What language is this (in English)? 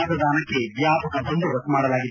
Kannada